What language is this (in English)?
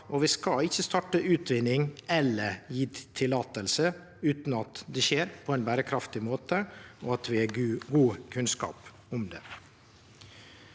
Norwegian